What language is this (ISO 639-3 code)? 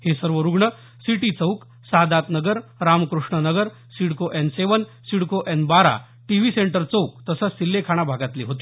mar